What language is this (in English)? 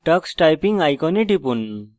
Bangla